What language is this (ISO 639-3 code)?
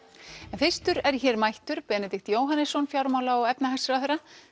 isl